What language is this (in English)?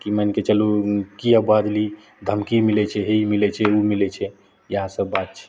Maithili